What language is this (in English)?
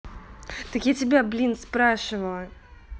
Russian